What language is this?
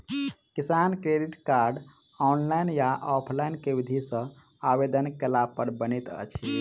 Maithili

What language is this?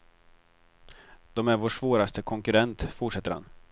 Swedish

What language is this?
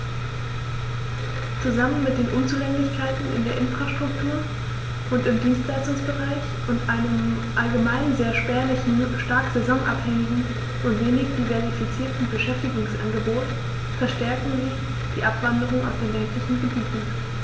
German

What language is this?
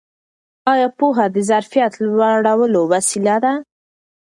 Pashto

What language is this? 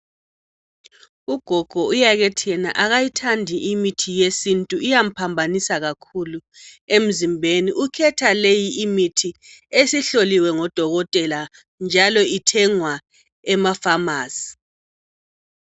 North Ndebele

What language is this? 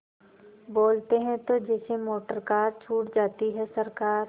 Hindi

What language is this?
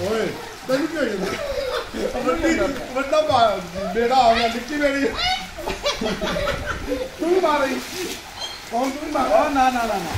Hindi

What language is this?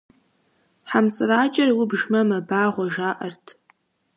Kabardian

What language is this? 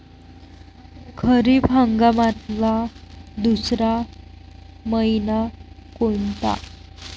Marathi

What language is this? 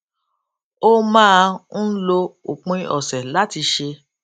Yoruba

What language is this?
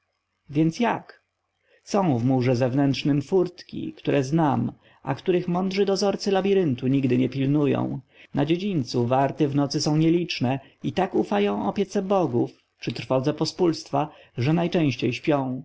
Polish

